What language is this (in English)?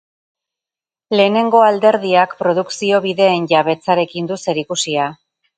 Basque